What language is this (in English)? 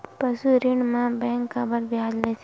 Chhattisgarhi